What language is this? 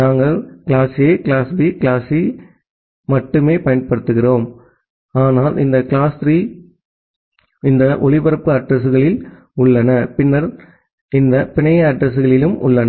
Tamil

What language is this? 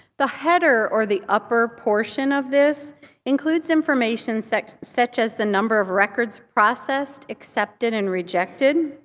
English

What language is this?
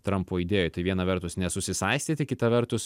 Lithuanian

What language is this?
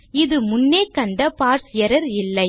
Tamil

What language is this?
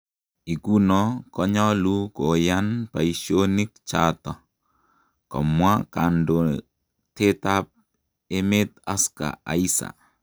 Kalenjin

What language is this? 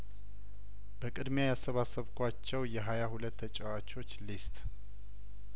Amharic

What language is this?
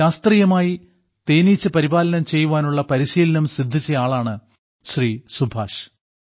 Malayalam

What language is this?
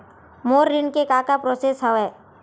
Chhattisgarhi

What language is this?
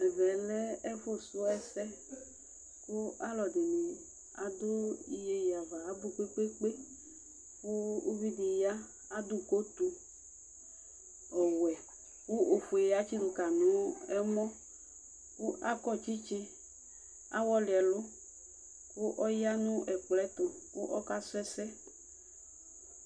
Ikposo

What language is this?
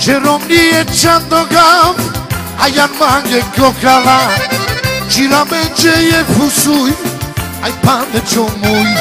Romanian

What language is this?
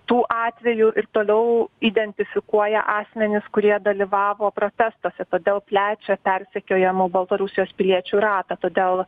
Lithuanian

